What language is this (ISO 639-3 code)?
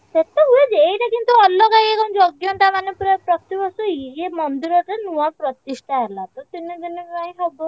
ori